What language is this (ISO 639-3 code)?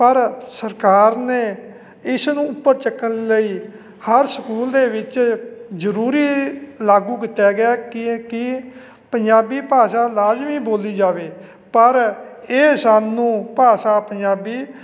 pan